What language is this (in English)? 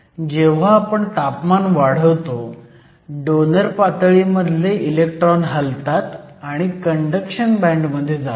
Marathi